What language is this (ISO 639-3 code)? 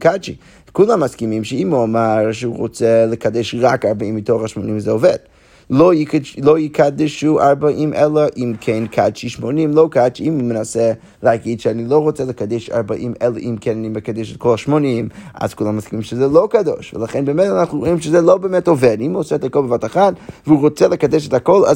heb